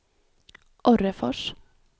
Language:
Swedish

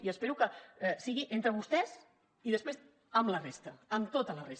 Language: Catalan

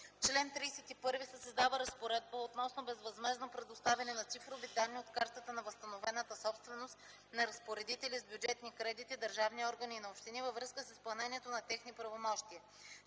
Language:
Bulgarian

